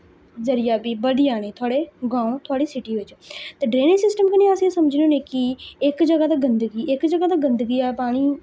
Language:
Dogri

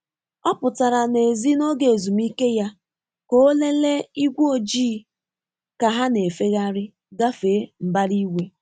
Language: Igbo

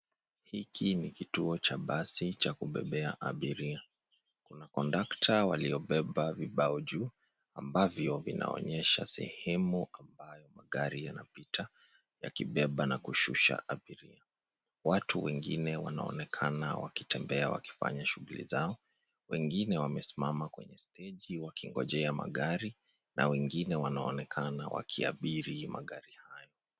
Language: Swahili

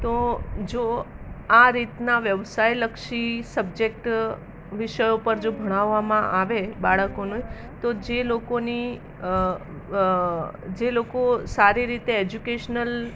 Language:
Gujarati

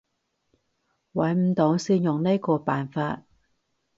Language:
Cantonese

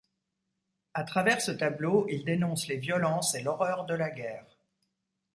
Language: French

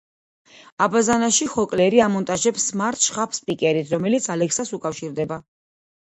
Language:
Georgian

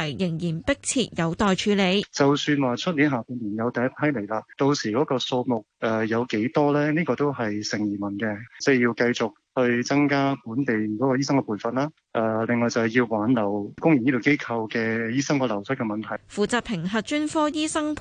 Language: Chinese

